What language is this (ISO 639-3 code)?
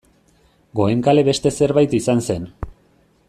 eus